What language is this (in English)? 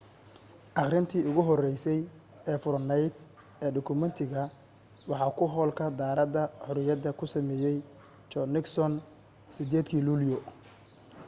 Somali